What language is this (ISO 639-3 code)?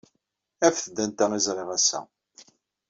kab